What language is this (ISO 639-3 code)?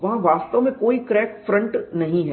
hin